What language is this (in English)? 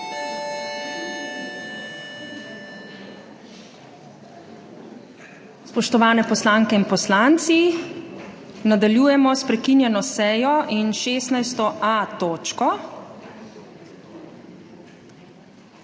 Slovenian